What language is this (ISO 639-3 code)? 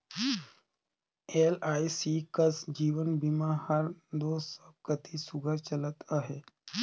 hne